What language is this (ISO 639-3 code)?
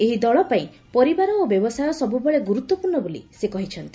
ori